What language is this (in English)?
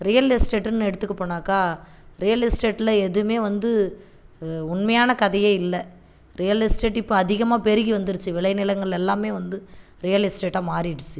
Tamil